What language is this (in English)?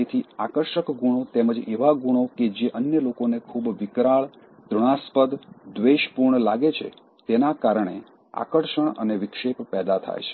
Gujarati